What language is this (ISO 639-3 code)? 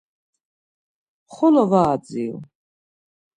lzz